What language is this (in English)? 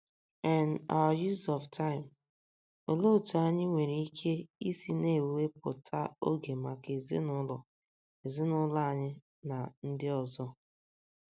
Igbo